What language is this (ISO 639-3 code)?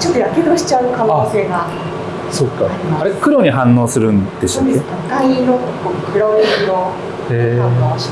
jpn